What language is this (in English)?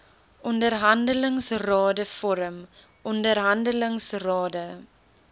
Afrikaans